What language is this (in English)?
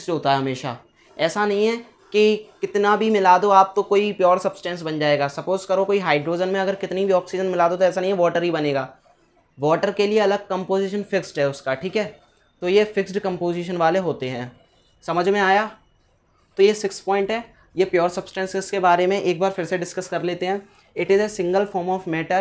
Hindi